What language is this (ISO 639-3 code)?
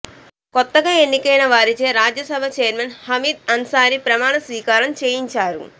tel